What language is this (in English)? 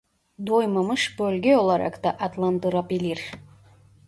Turkish